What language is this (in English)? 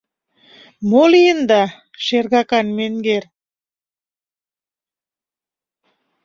Mari